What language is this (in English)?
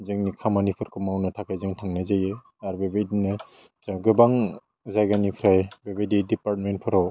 Bodo